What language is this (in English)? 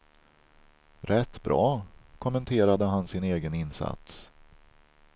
Swedish